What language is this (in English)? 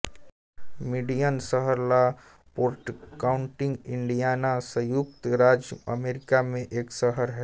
Hindi